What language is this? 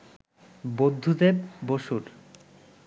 Bangla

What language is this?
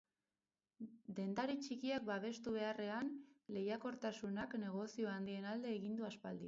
Basque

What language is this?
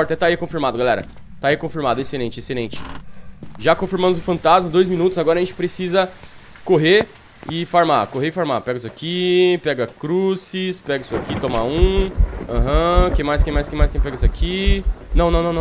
Portuguese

